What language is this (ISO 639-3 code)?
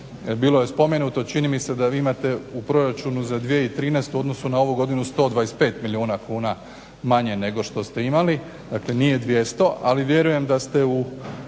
hrv